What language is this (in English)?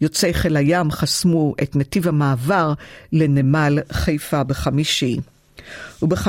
Hebrew